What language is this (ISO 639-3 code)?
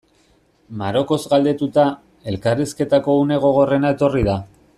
eus